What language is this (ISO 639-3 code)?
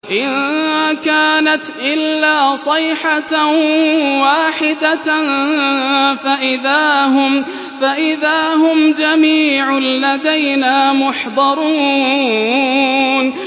ara